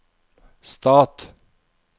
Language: Norwegian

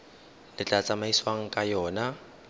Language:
Tswana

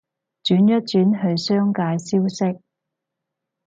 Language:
Cantonese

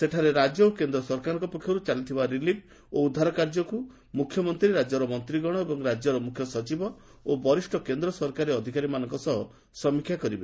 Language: Odia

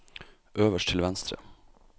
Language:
Norwegian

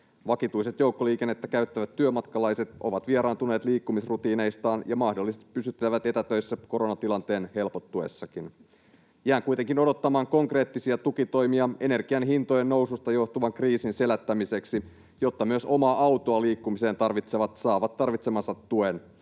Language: Finnish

